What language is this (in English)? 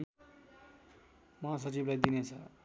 Nepali